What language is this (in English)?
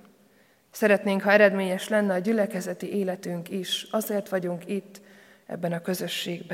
Hungarian